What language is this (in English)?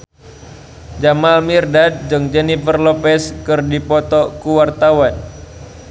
Sundanese